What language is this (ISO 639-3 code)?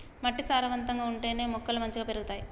tel